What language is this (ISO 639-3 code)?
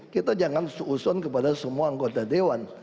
ind